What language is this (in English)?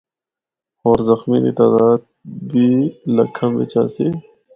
Northern Hindko